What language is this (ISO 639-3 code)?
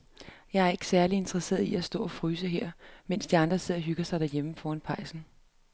dan